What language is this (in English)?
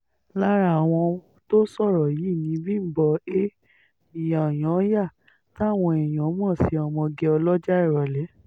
Yoruba